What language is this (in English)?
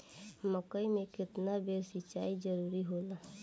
Bhojpuri